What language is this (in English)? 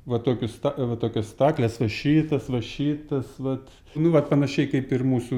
Lithuanian